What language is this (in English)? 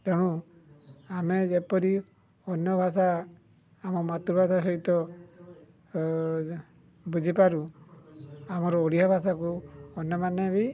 Odia